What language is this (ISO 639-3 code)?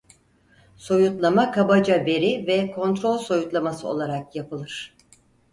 tur